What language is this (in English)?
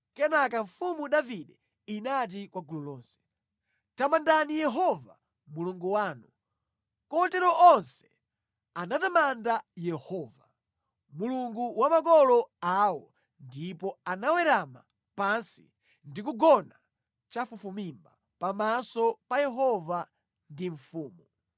Nyanja